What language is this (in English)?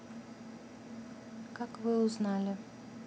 Russian